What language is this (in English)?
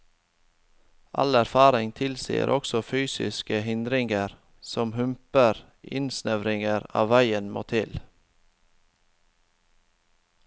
Norwegian